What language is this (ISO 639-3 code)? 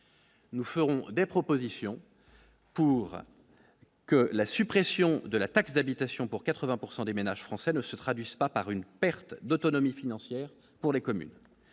fra